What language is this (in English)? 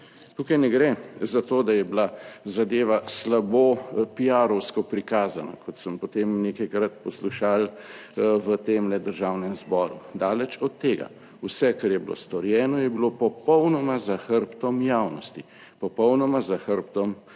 Slovenian